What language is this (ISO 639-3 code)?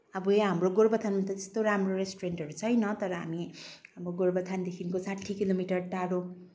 nep